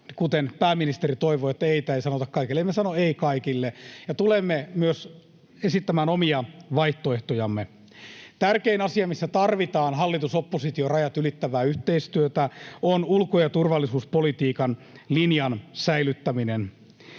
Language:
Finnish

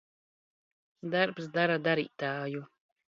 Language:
Latvian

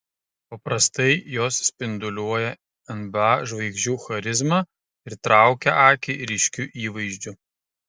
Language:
Lithuanian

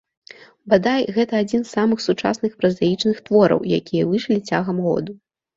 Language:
Belarusian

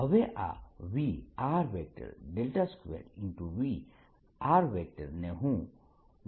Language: Gujarati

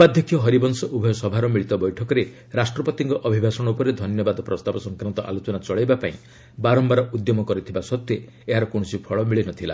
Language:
Odia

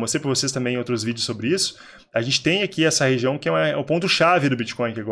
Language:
Portuguese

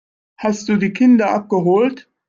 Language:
German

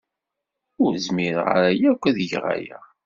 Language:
Kabyle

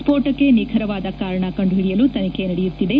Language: Kannada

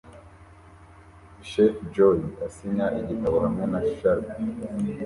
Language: Kinyarwanda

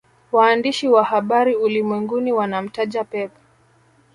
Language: Swahili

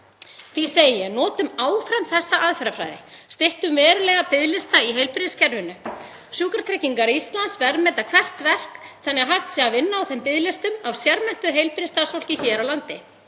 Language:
Icelandic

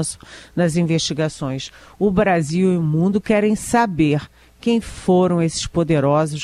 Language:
Portuguese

